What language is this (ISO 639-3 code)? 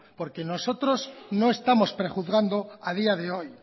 spa